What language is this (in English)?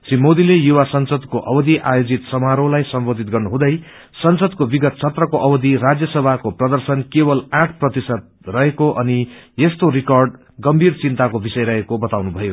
Nepali